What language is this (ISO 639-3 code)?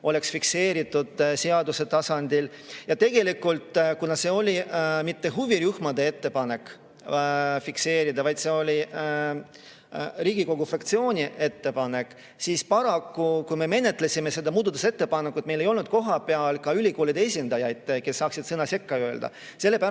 est